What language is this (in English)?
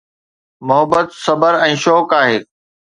Sindhi